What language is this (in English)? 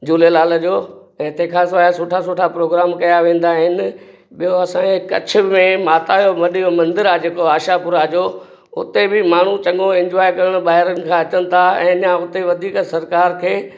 Sindhi